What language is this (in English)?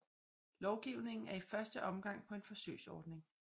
Danish